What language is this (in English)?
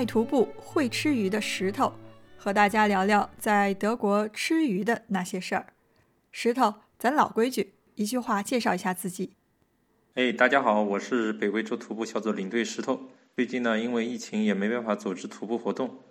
Chinese